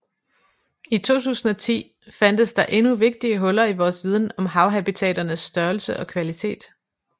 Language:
Danish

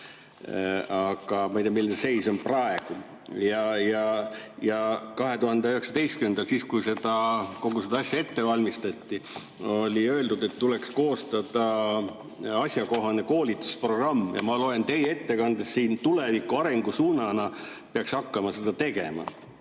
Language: Estonian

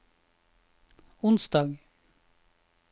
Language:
Norwegian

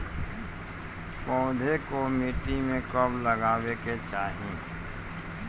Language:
Bhojpuri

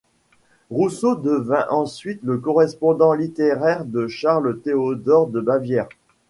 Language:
French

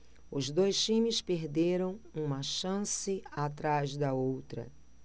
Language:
Portuguese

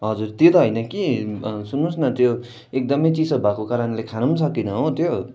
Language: Nepali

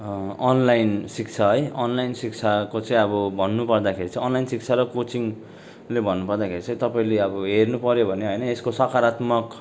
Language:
Nepali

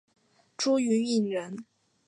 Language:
Chinese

